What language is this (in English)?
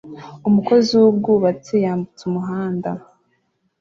Kinyarwanda